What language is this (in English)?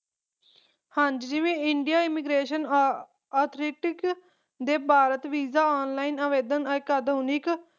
Punjabi